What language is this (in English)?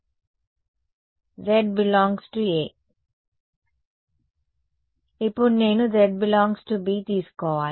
Telugu